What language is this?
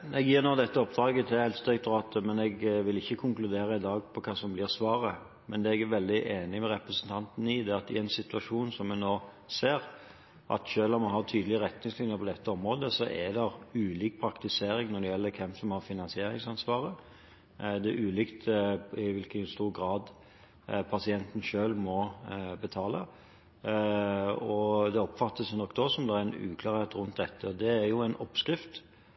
Norwegian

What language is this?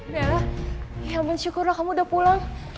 Indonesian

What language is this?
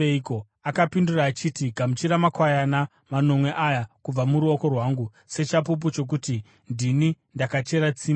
Shona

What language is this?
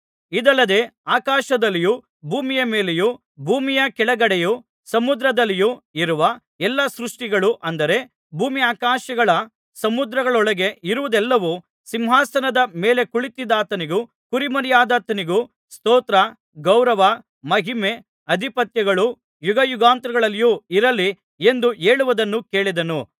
Kannada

